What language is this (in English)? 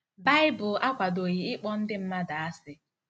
Igbo